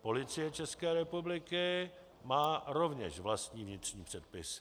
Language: Czech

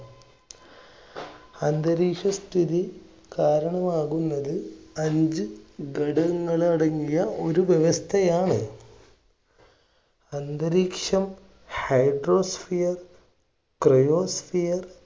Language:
Malayalam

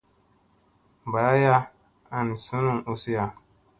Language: Musey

